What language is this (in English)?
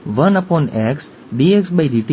Gujarati